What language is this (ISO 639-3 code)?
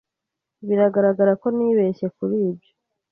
kin